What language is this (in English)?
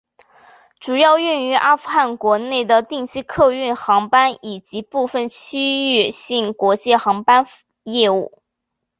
Chinese